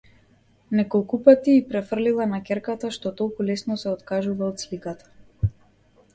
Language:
Macedonian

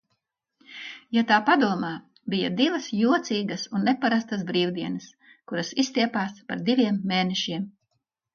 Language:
Latvian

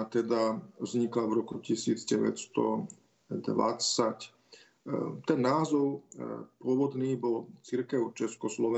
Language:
Slovak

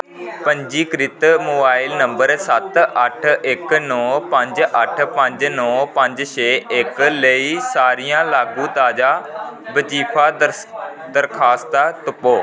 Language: Dogri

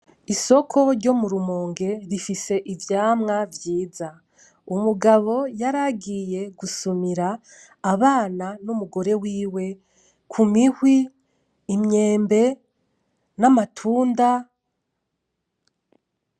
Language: Rundi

